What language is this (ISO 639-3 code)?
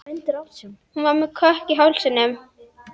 isl